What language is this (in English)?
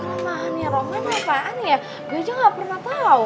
Indonesian